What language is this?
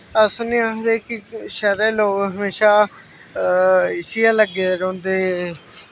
Dogri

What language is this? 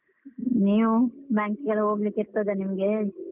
Kannada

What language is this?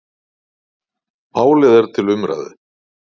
Icelandic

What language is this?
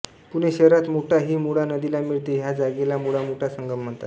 Marathi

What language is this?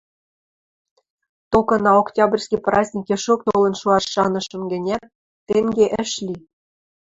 Western Mari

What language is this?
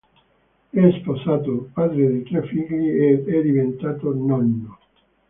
Italian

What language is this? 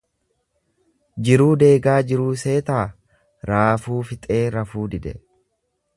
Oromo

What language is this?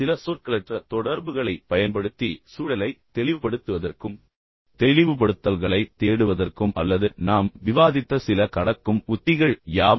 Tamil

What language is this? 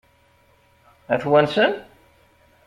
Kabyle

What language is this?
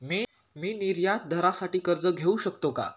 Marathi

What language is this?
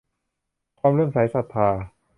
Thai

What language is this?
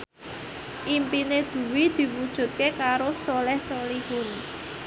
Javanese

